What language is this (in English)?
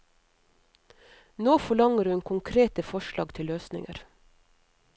Norwegian